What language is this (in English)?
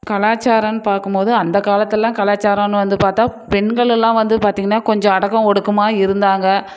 Tamil